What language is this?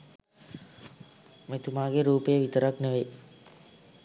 Sinhala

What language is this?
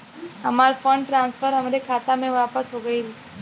Bhojpuri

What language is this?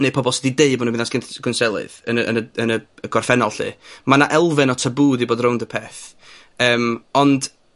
Welsh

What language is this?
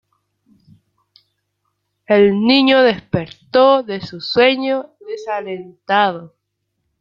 Spanish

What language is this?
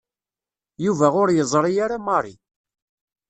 Kabyle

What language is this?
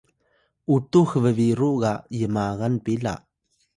Atayal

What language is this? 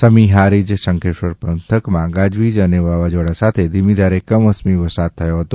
Gujarati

